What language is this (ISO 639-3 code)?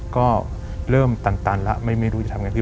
tha